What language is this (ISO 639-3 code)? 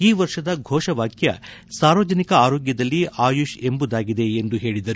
kan